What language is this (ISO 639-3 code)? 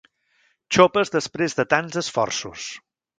cat